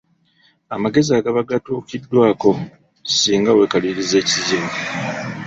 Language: Ganda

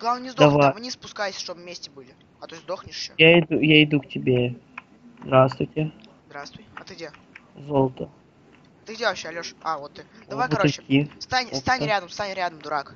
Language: Russian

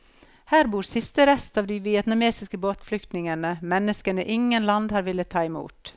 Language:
Norwegian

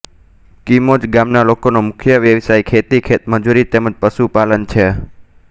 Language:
Gujarati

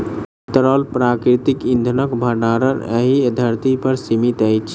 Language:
Maithili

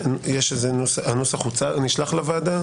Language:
Hebrew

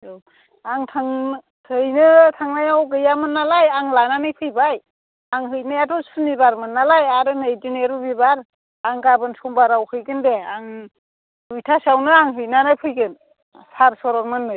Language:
Bodo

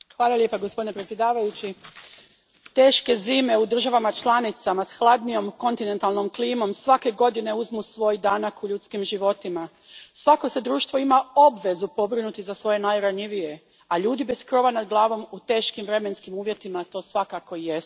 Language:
Croatian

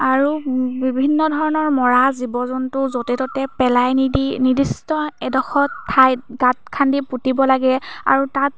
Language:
Assamese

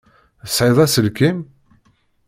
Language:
Kabyle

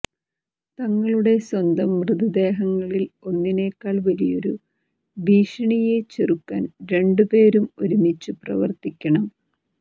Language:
Malayalam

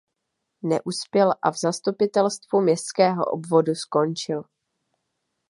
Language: Czech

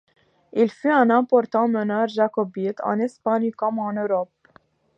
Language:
French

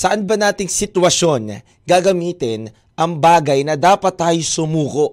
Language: Filipino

